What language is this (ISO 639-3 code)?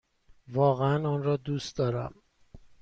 fas